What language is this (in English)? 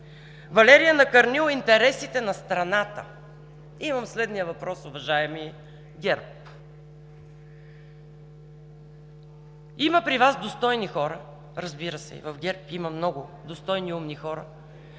Bulgarian